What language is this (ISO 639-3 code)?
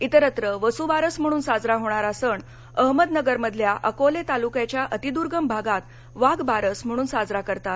mar